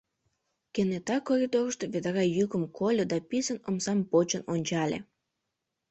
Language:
Mari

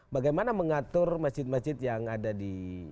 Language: Indonesian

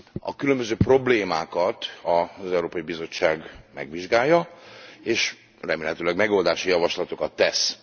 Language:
Hungarian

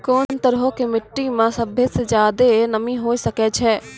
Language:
Maithili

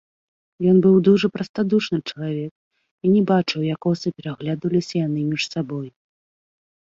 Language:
Belarusian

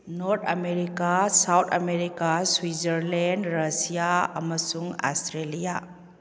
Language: Manipuri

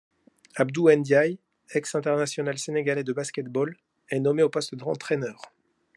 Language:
French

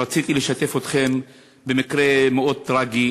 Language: Hebrew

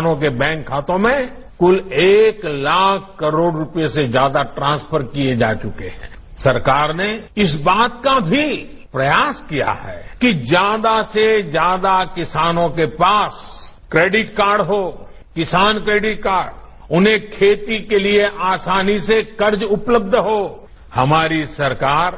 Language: Marathi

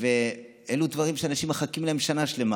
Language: Hebrew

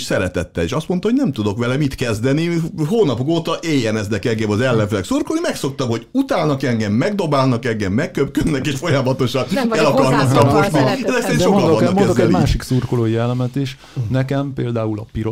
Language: Hungarian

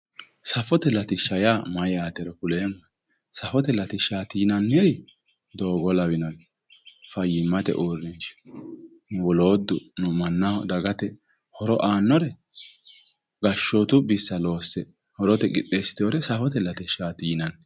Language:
Sidamo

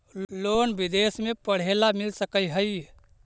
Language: Magahi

